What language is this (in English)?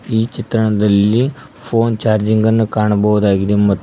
Kannada